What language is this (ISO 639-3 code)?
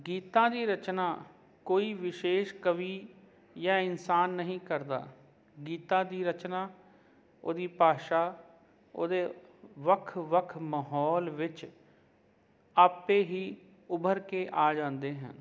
pan